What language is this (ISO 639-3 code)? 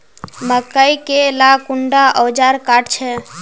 mag